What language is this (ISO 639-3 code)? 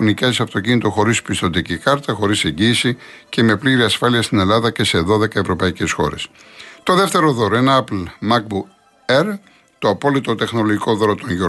ell